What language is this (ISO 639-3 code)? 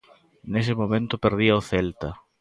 glg